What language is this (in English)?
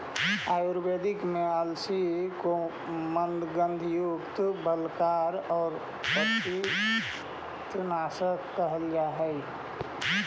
Magahi